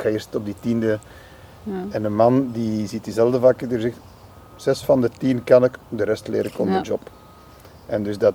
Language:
Dutch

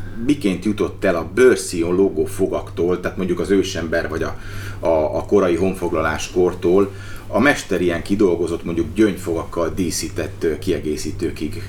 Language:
Hungarian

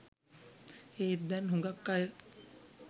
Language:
Sinhala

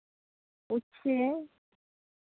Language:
Santali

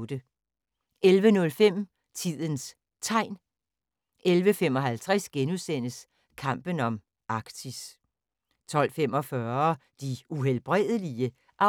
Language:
Danish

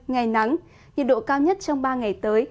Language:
Vietnamese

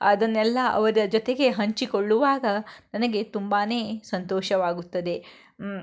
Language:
Kannada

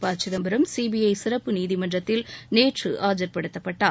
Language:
Tamil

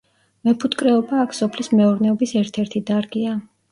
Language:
Georgian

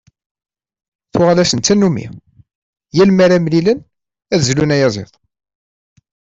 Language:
Kabyle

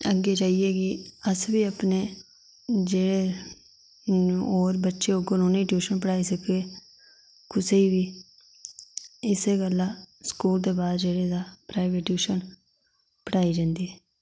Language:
Dogri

